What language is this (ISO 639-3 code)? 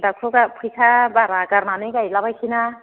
brx